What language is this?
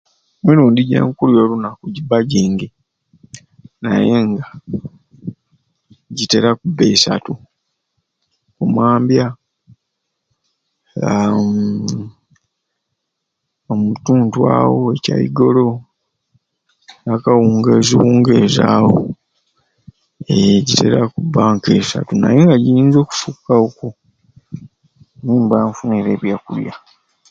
Ruuli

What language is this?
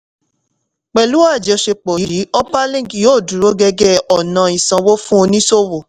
Yoruba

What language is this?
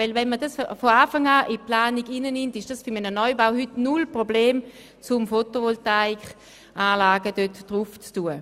Swiss German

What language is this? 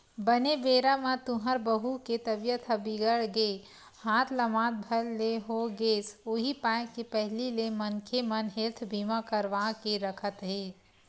Chhattisgarhi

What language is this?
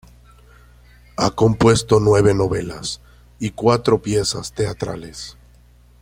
Spanish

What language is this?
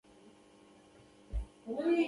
Pashto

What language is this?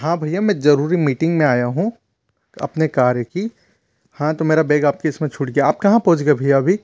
Hindi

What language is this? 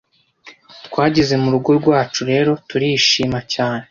Kinyarwanda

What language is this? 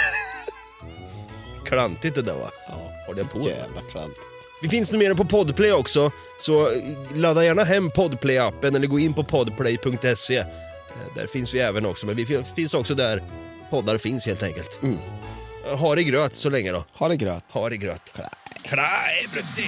Swedish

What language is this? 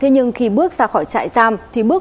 Vietnamese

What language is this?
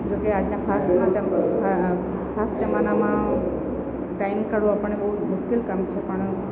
Gujarati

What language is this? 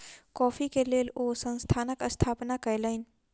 Maithili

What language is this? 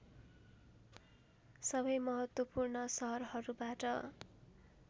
Nepali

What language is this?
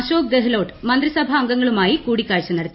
Malayalam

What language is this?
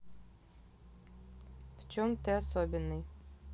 Russian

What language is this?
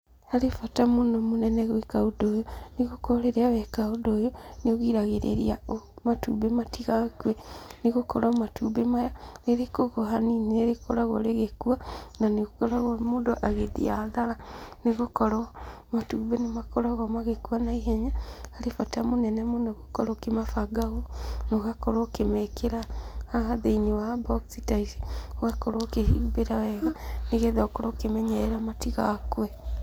Kikuyu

